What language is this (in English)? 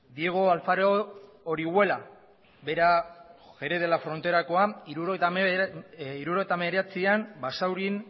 Basque